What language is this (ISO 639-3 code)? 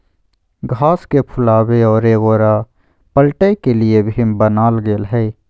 mag